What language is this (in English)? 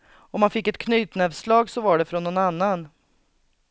Swedish